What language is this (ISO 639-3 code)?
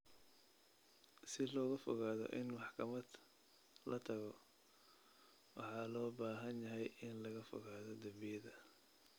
som